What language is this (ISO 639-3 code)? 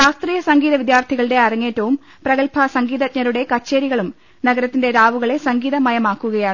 mal